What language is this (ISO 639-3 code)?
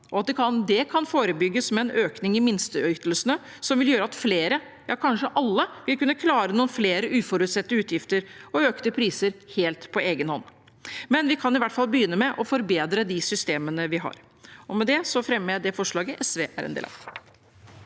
nor